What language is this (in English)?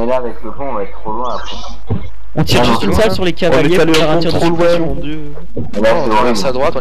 French